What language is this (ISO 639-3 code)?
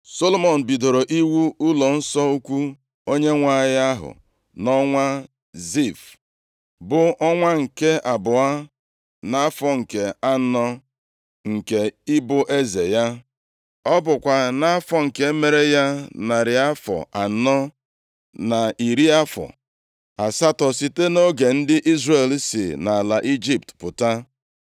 ibo